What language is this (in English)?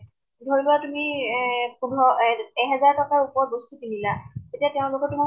Assamese